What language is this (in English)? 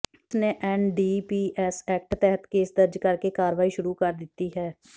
Punjabi